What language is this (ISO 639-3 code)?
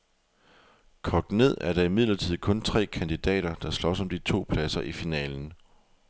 dan